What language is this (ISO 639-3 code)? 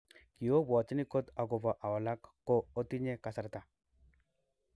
kln